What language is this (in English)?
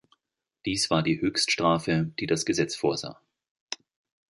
German